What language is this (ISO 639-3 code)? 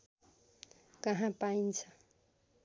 nep